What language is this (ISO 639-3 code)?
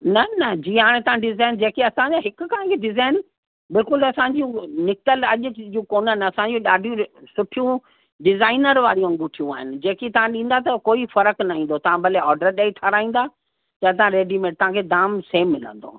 snd